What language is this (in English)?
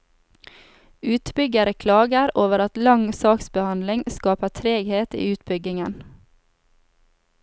Norwegian